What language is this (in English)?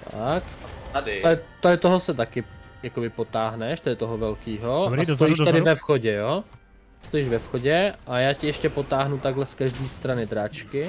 Czech